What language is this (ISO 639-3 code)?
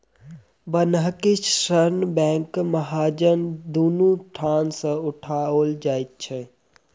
mai